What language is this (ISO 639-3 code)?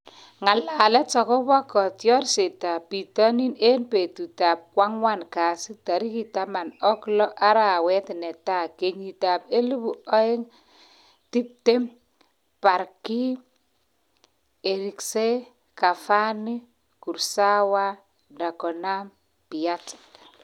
kln